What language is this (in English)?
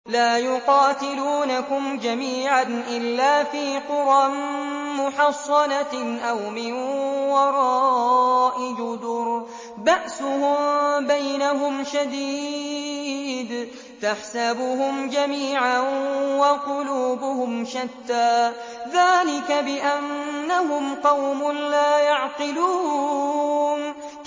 Arabic